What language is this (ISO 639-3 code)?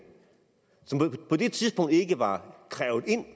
dan